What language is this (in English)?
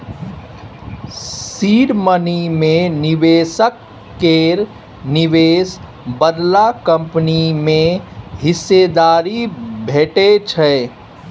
Maithili